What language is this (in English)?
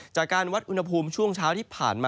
Thai